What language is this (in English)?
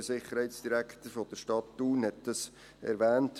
Swiss German